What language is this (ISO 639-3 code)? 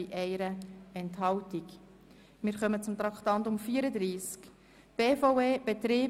gsw